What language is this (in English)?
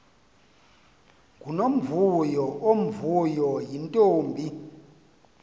Xhosa